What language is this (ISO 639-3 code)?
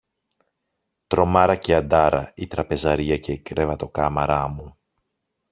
ell